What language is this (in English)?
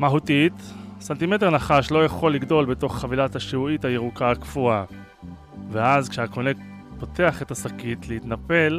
Hebrew